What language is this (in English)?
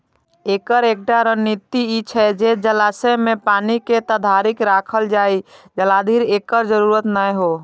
Maithili